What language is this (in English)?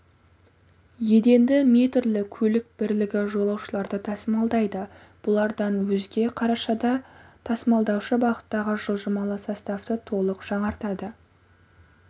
Kazakh